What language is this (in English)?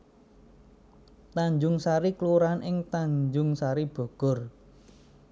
Javanese